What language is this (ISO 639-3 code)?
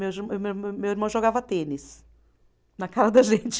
por